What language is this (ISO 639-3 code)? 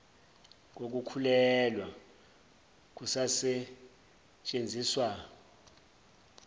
zul